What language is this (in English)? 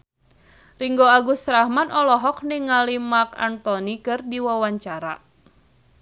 Sundanese